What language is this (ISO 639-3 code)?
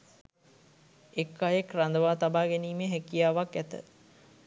sin